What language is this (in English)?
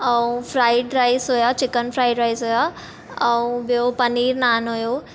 Sindhi